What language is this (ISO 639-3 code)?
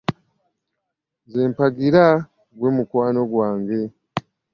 lug